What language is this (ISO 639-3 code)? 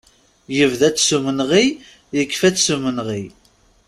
kab